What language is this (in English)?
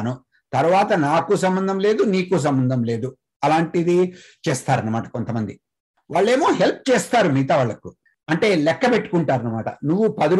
Telugu